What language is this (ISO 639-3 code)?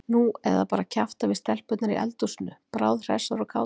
isl